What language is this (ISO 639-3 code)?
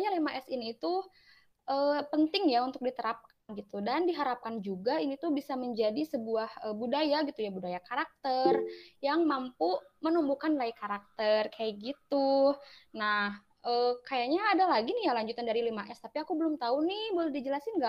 ind